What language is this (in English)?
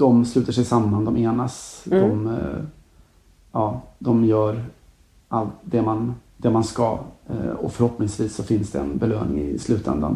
Swedish